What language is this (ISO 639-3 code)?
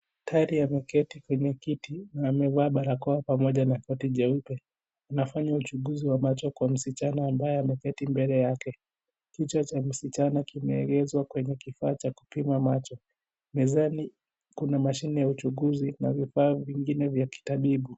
swa